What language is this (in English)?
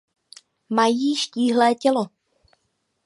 Czech